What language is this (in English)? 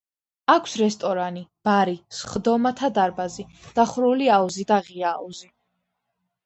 Georgian